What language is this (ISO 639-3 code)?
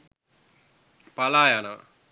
sin